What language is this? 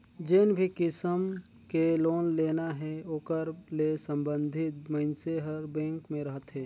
Chhattisgarhi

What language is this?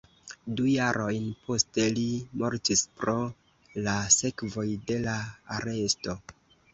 Esperanto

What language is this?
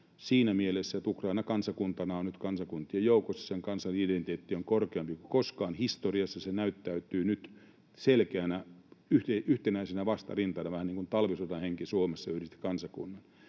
Finnish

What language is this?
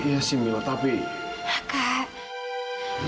Indonesian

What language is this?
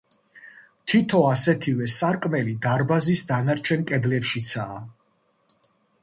Georgian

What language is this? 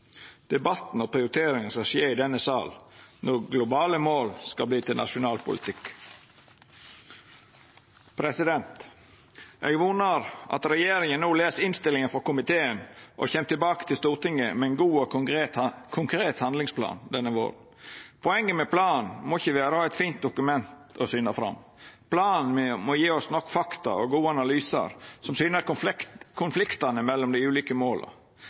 Norwegian Nynorsk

